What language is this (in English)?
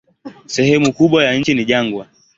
Swahili